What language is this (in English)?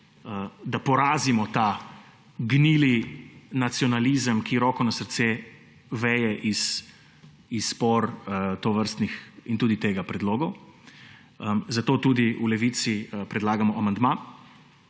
Slovenian